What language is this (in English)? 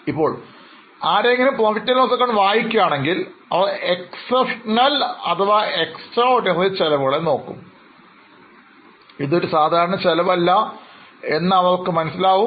Malayalam